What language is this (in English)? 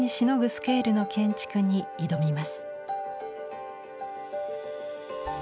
Japanese